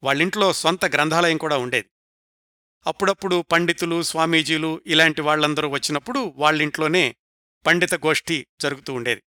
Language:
Telugu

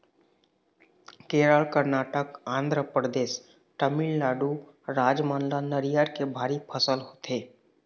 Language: Chhattisgarhi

